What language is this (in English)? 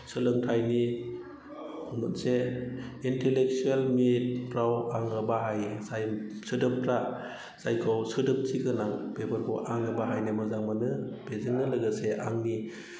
Bodo